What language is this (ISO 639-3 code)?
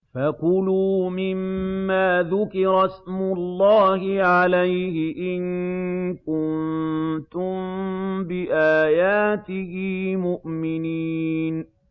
ara